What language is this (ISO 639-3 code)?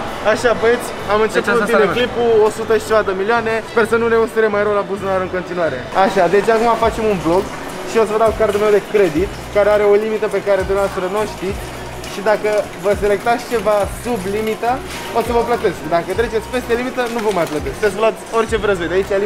ron